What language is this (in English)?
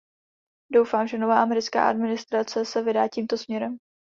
Czech